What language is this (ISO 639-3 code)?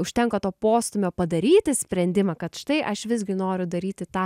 lit